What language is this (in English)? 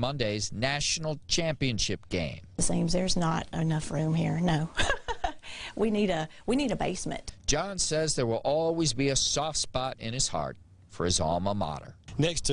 English